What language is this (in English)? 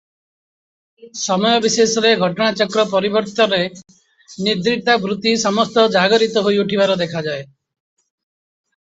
Odia